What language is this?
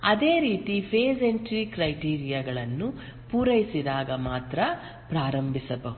Kannada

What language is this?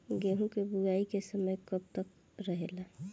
Bhojpuri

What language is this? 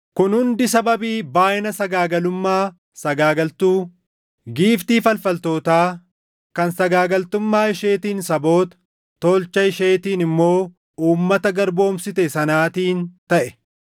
Oromo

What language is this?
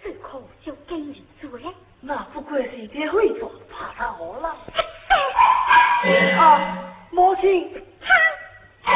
Chinese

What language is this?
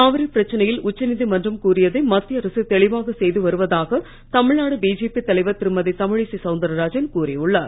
Tamil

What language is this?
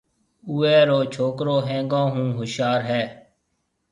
Marwari (Pakistan)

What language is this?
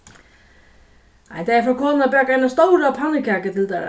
Faroese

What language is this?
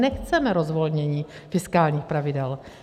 Czech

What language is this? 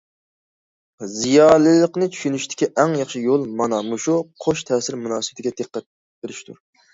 Uyghur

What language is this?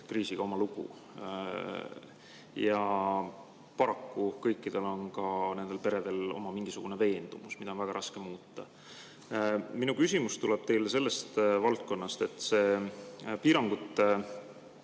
Estonian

